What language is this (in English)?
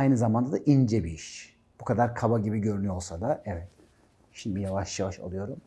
Turkish